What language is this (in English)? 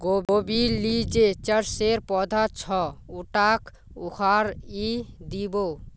Magahi